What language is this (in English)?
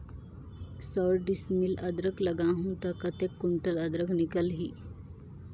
Chhattisgarhi